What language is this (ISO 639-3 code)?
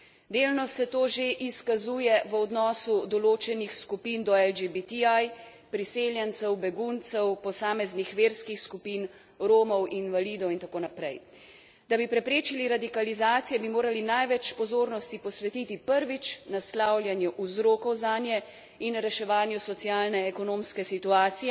slv